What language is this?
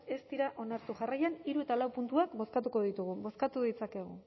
Basque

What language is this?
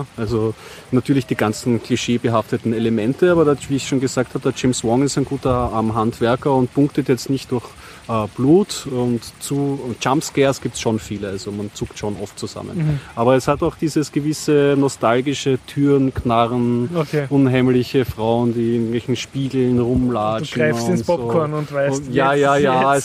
German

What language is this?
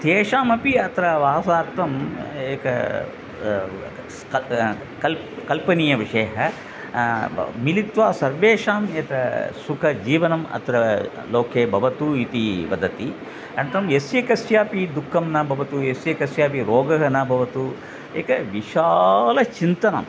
Sanskrit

